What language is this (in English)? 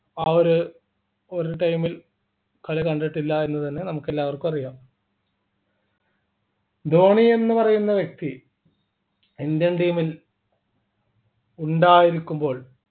Malayalam